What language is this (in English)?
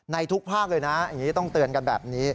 Thai